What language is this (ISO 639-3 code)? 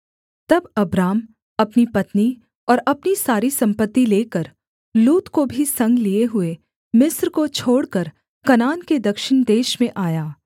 hin